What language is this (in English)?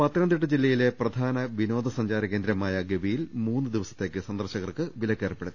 Malayalam